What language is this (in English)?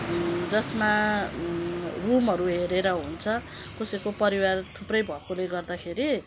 Nepali